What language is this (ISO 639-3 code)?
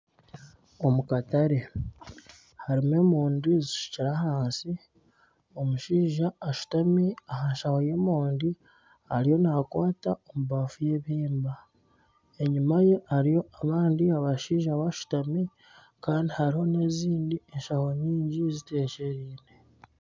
nyn